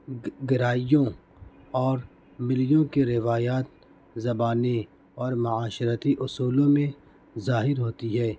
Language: Urdu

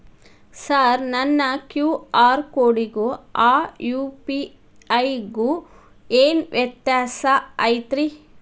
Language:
Kannada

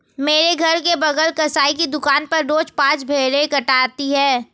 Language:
Hindi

